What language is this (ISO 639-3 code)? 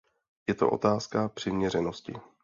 ces